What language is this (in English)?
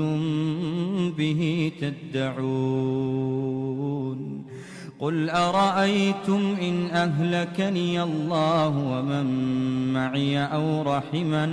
Arabic